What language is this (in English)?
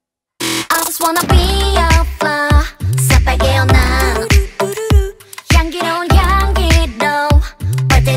Vietnamese